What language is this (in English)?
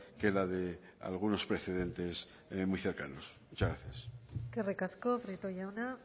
Spanish